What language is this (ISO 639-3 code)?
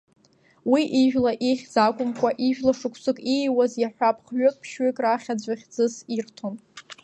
abk